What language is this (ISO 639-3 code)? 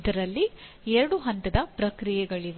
kan